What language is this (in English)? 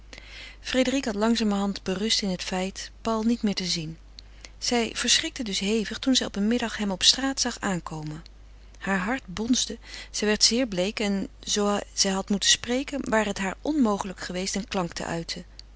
Dutch